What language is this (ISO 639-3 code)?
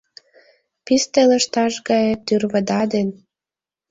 chm